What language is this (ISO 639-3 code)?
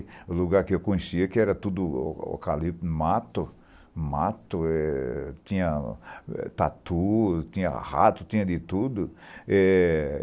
por